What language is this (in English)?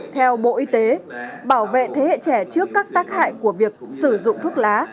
Vietnamese